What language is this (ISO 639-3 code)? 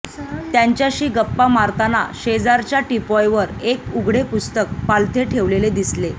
mar